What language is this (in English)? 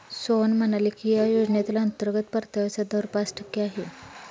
Marathi